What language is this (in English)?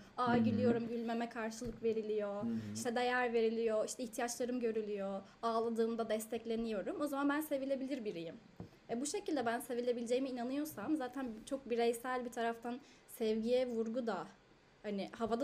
Turkish